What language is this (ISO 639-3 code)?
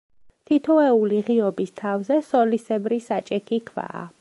kat